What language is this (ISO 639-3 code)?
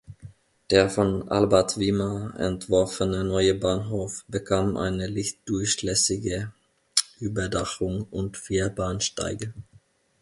deu